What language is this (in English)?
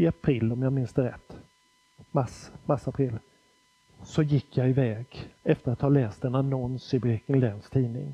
Swedish